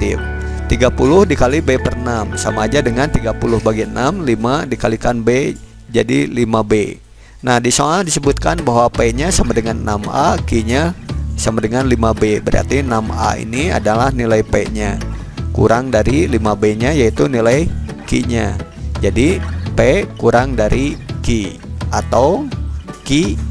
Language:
Indonesian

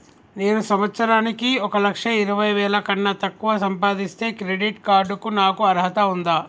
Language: Telugu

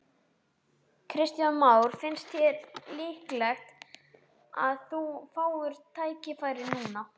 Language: Icelandic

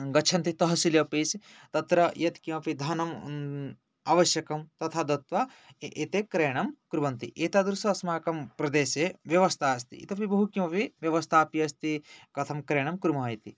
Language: Sanskrit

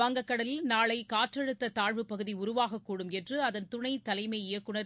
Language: Tamil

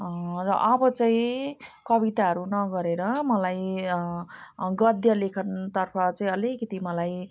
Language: Nepali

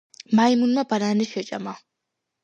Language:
Georgian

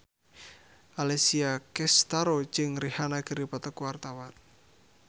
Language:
Sundanese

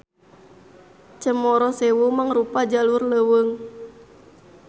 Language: Sundanese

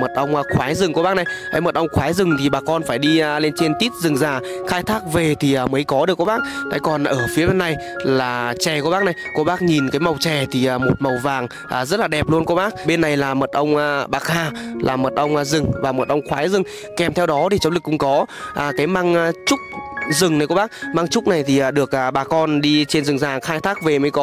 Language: Vietnamese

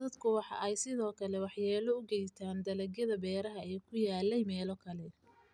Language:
Somali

